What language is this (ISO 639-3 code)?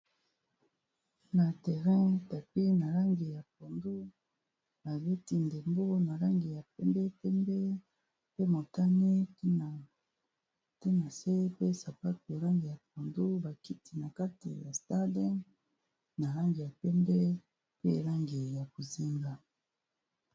lin